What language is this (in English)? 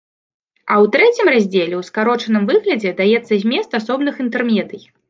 Belarusian